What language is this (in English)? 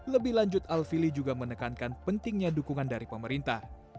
Indonesian